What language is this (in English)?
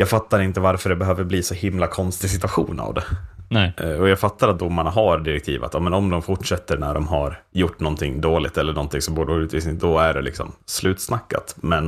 Swedish